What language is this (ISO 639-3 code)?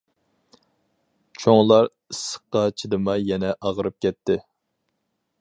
uig